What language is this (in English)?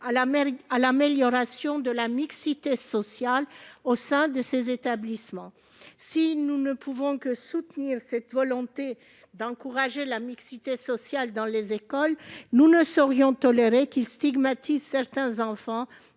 French